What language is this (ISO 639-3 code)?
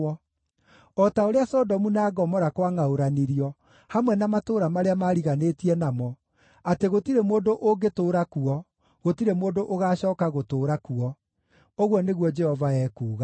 kik